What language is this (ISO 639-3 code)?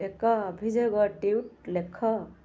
ori